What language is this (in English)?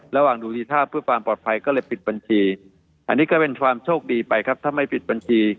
Thai